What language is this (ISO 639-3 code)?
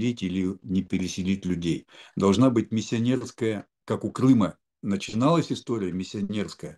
rus